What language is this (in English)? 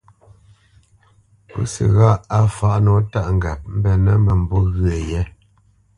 Bamenyam